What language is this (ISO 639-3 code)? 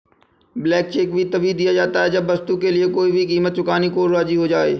hin